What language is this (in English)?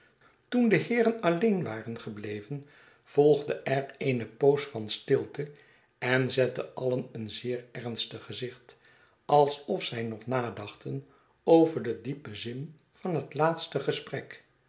Dutch